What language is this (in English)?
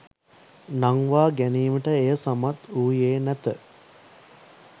Sinhala